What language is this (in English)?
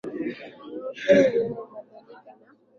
Swahili